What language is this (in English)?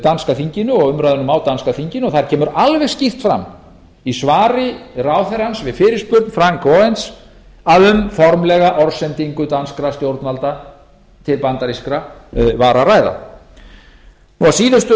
Icelandic